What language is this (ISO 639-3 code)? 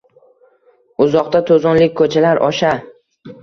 uzb